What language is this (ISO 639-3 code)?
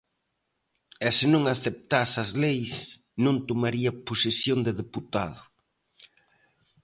glg